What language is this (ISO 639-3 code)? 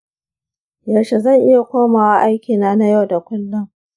hau